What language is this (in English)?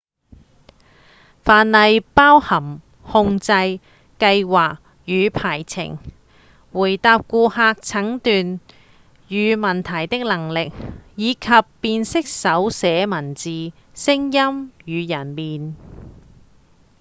Cantonese